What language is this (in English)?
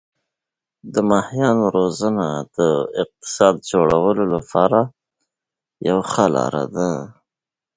Pashto